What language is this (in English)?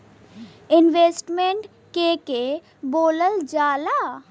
Bhojpuri